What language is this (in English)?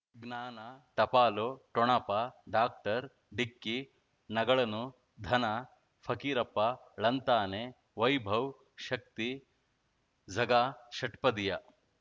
Kannada